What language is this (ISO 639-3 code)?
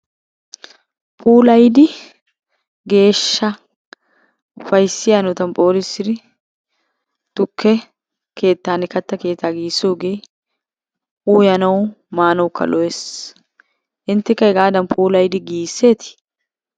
wal